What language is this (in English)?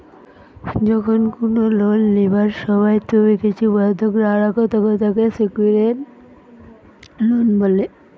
Bangla